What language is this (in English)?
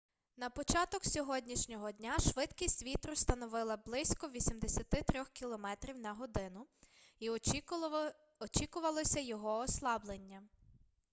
Ukrainian